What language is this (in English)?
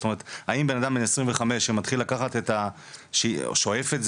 Hebrew